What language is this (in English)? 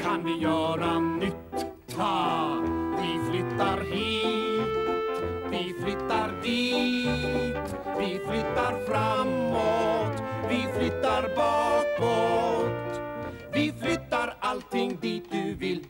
Swedish